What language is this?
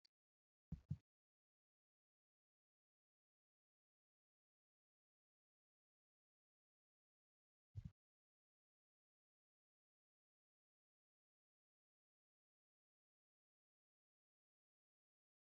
Oromo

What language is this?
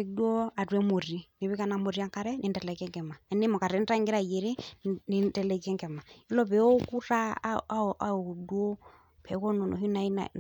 Masai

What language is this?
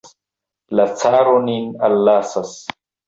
Esperanto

